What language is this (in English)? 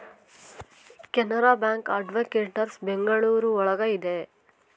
Kannada